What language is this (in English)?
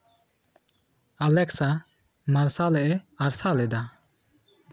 Santali